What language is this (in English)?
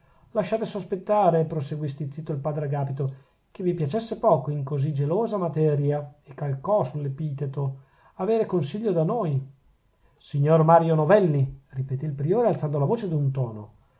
Italian